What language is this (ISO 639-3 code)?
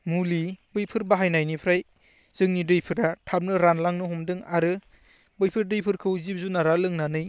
brx